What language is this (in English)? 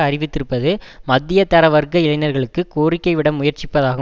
Tamil